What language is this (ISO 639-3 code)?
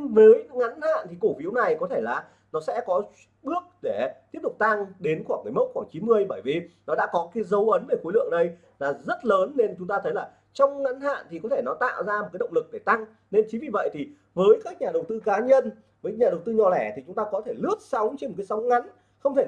vie